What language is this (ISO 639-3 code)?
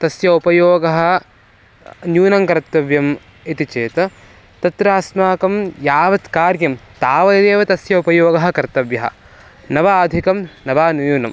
san